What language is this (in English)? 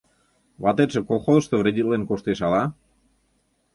Mari